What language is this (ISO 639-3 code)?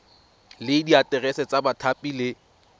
tsn